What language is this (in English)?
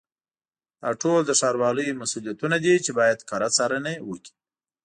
Pashto